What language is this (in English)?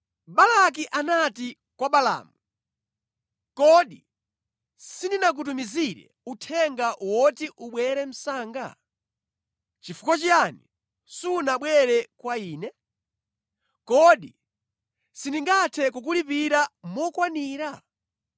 Nyanja